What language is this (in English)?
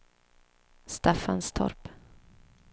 Swedish